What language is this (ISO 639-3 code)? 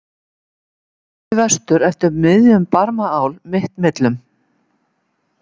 isl